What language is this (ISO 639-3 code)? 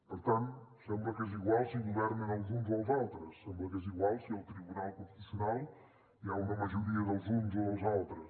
cat